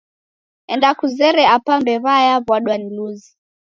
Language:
Taita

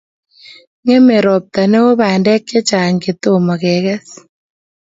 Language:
Kalenjin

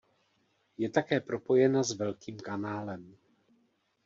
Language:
Czech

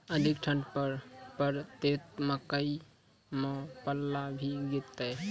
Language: Maithili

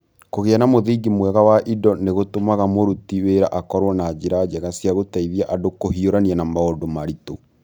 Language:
Kikuyu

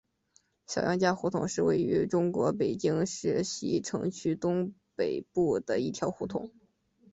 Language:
Chinese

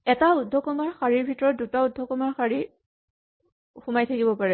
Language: Assamese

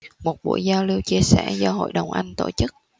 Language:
Vietnamese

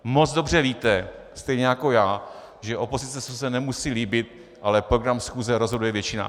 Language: Czech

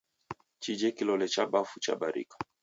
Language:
Taita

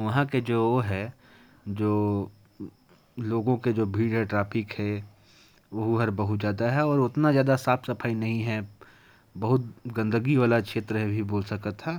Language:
Korwa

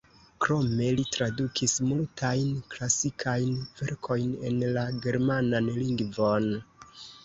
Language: Esperanto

